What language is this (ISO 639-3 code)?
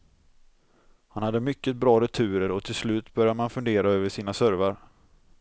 swe